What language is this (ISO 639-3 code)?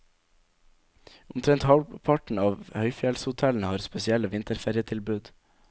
nor